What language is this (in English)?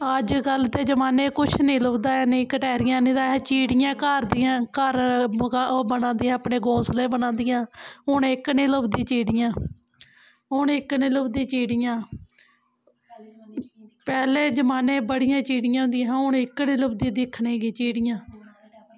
Dogri